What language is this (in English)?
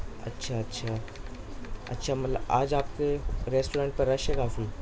Urdu